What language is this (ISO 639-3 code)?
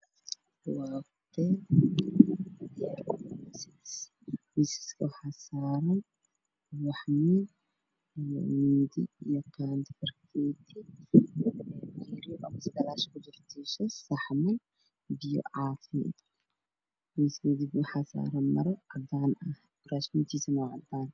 som